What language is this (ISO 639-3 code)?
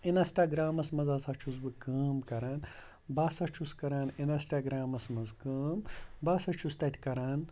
kas